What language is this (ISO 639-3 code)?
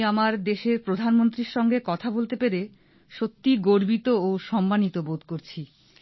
ben